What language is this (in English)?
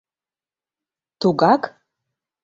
Mari